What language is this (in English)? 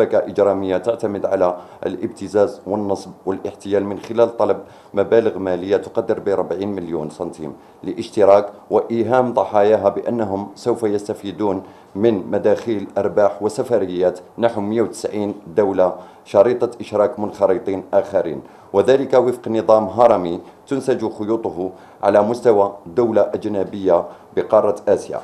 Arabic